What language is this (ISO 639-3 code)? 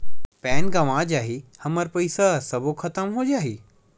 hne